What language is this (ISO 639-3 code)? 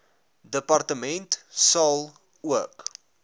afr